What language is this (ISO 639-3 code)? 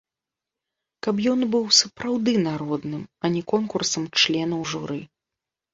bel